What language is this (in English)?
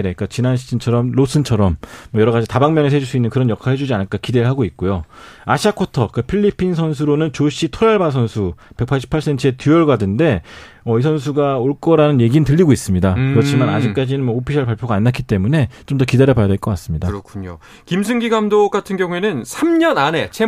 Korean